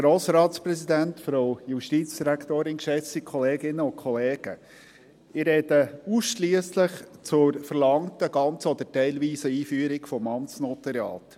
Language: Swiss German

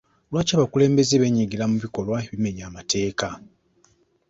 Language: Ganda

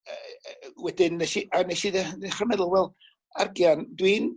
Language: Welsh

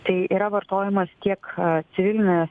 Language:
Lithuanian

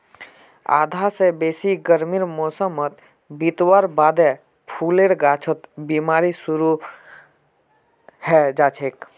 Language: Magahi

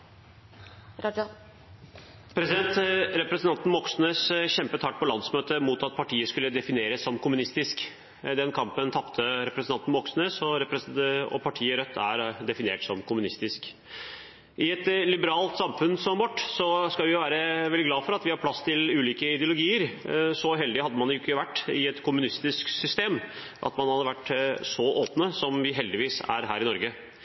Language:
Norwegian Bokmål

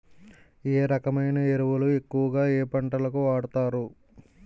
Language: Telugu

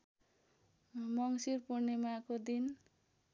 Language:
Nepali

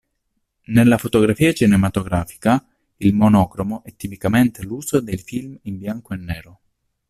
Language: Italian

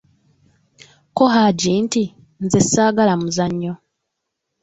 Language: Ganda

